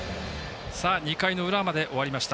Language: Japanese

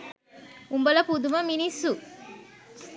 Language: Sinhala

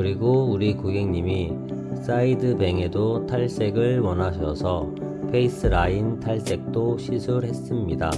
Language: Korean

